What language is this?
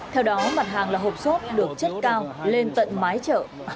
Vietnamese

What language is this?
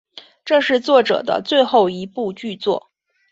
Chinese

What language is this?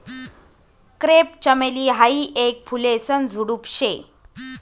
Marathi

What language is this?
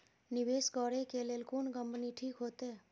Maithili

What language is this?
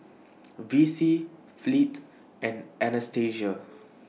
English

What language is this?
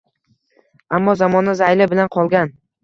Uzbek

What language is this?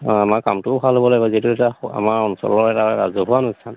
Assamese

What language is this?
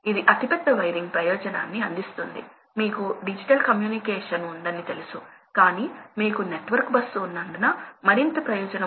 Telugu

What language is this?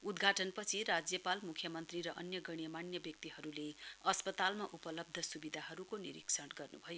Nepali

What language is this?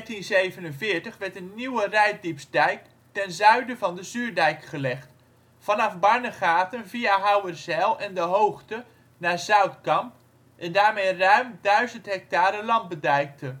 Dutch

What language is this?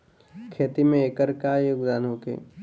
Bhojpuri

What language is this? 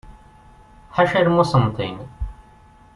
Kabyle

